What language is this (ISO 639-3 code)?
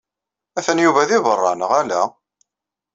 kab